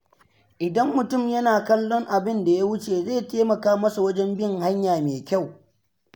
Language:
Hausa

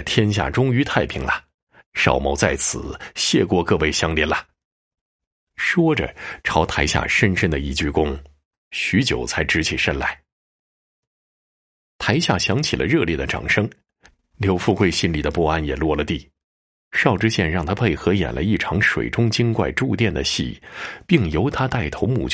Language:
Chinese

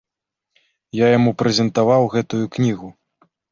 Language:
Belarusian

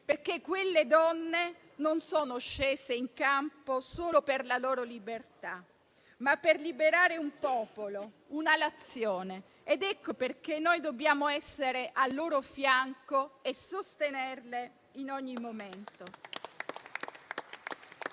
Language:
Italian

